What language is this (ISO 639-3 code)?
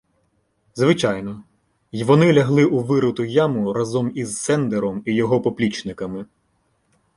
ukr